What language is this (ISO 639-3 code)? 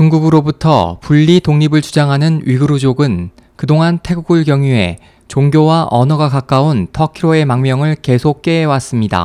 kor